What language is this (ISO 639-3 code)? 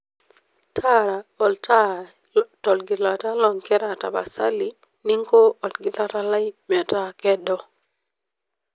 mas